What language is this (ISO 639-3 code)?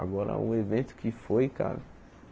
por